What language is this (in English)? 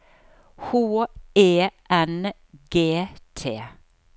Norwegian